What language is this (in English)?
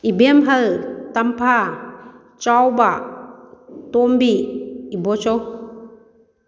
Manipuri